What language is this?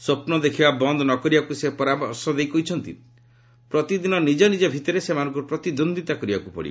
Odia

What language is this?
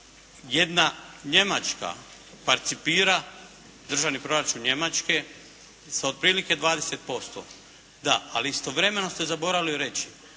Croatian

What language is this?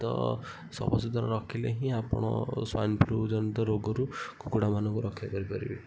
Odia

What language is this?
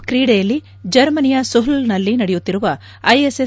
Kannada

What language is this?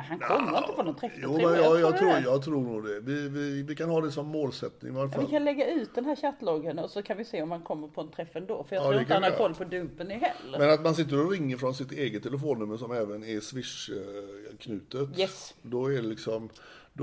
Swedish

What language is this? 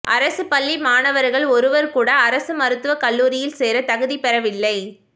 Tamil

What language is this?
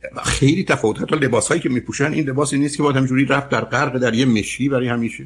Persian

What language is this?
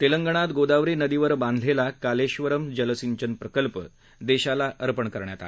Marathi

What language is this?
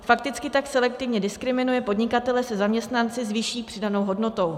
Czech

